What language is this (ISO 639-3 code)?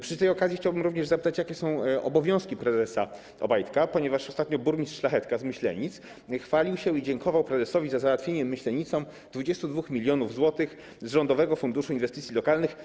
pol